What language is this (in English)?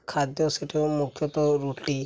Odia